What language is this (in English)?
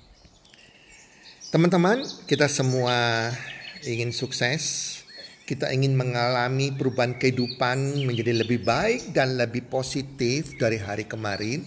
Indonesian